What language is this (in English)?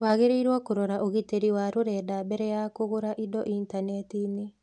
Kikuyu